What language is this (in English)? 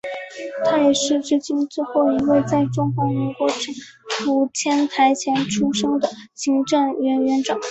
Chinese